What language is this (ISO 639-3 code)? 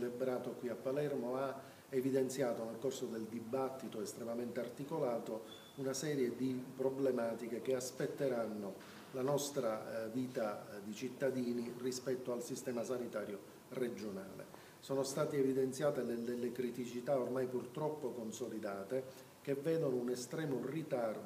ita